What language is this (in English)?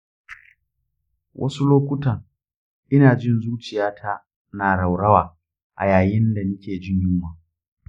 Hausa